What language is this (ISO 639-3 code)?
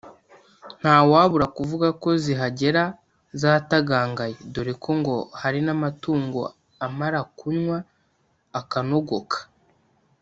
kin